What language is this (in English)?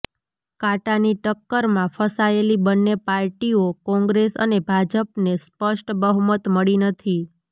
Gujarati